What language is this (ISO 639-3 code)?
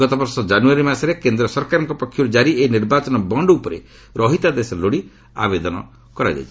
ori